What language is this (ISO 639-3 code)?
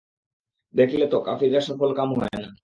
ben